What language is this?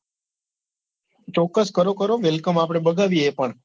Gujarati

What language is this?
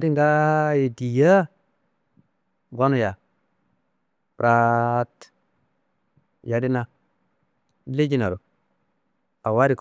Kanembu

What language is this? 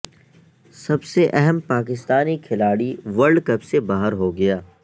Urdu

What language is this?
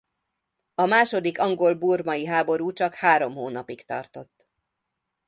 Hungarian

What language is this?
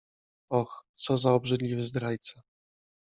Polish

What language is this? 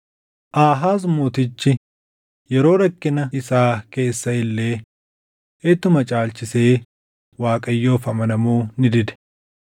Oromo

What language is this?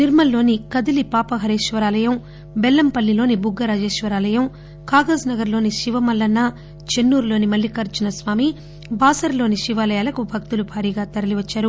Telugu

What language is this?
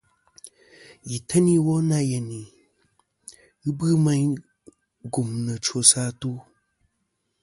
Kom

